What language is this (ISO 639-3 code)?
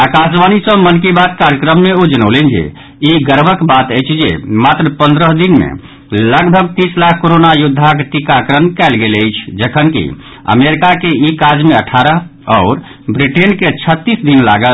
mai